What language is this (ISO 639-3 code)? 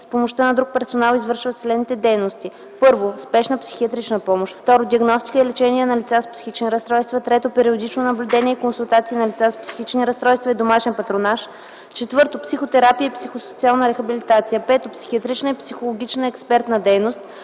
bul